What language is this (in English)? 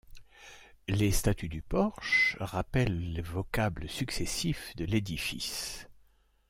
French